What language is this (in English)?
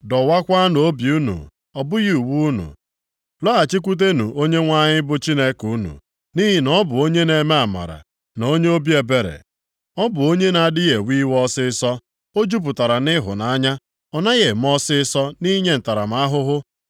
Igbo